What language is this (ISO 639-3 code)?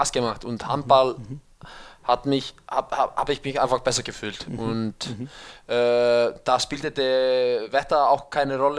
deu